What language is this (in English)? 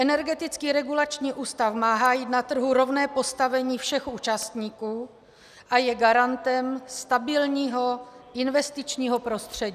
Czech